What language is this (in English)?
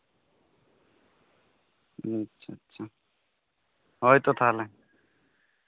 Santali